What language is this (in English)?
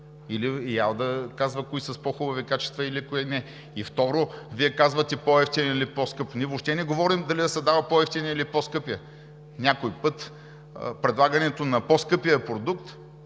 Bulgarian